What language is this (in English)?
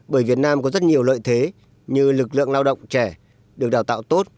Vietnamese